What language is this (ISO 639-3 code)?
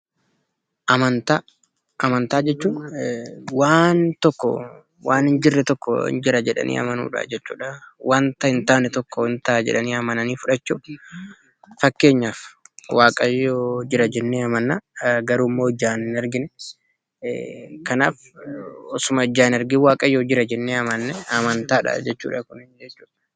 orm